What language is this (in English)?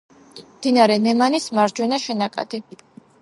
Georgian